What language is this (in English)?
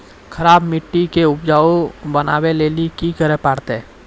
Maithili